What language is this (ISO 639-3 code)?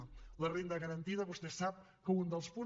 cat